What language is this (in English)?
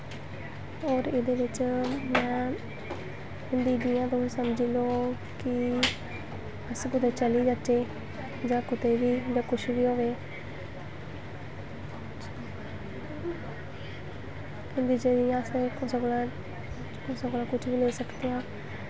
Dogri